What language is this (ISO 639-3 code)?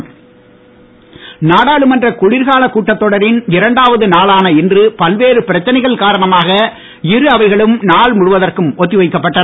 tam